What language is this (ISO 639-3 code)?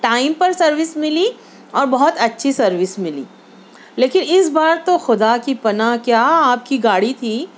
urd